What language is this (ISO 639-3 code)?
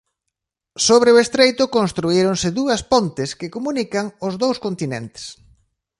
glg